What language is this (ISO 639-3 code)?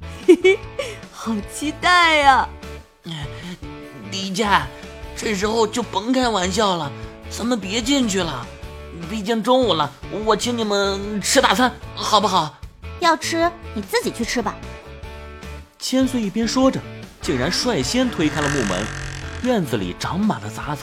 zho